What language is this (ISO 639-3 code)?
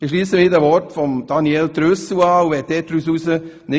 gsw